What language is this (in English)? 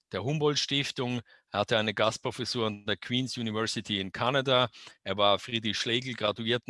German